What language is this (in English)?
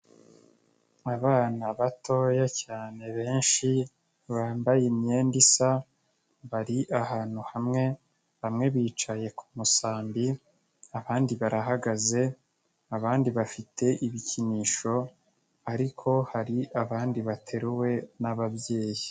Kinyarwanda